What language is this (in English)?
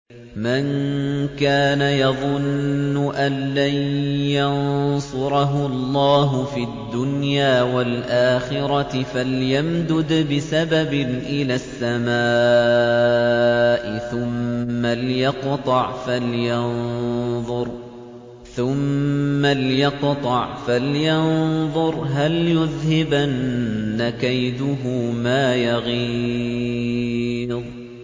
Arabic